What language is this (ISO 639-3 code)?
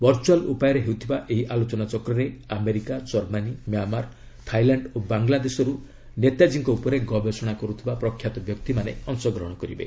ori